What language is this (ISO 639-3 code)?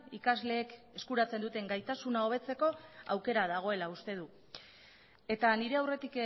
eus